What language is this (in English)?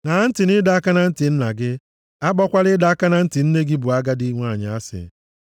Igbo